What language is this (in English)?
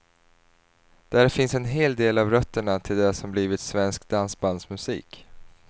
Swedish